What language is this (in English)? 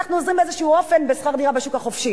Hebrew